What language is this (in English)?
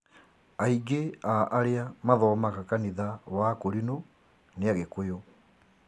Kikuyu